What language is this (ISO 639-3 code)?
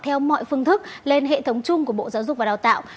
vie